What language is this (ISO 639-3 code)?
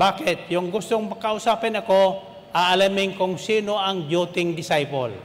fil